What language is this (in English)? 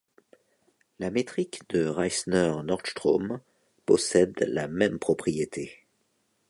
French